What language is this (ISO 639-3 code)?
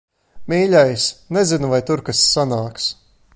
lav